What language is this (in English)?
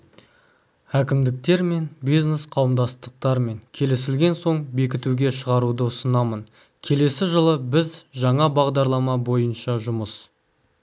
Kazakh